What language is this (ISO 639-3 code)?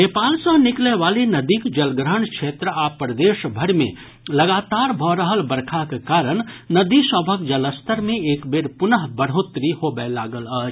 mai